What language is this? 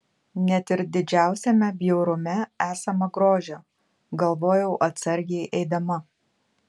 Lithuanian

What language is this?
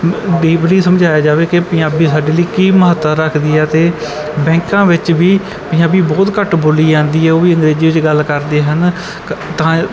Punjabi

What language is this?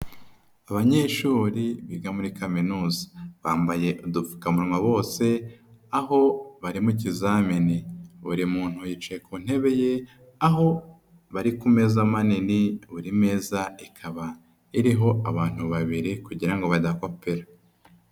Kinyarwanda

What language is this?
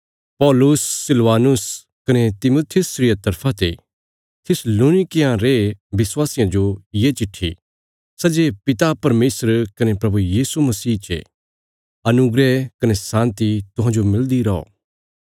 Bilaspuri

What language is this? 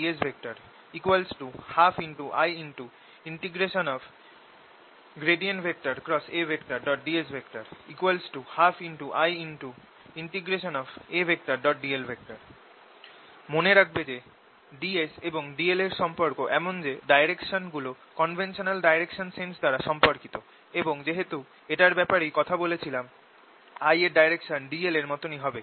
Bangla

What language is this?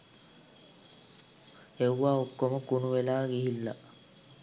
Sinhala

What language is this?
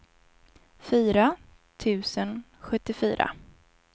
Swedish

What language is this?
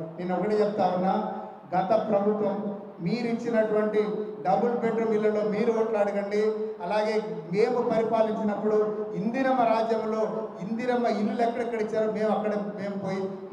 Telugu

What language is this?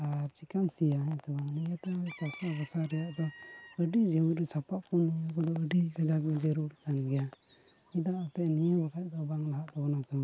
Santali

